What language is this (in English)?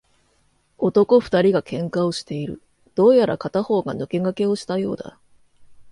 Japanese